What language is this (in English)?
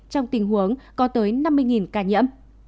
Vietnamese